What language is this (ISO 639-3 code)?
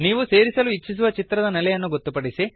kan